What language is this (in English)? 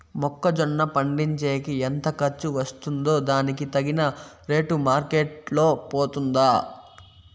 Telugu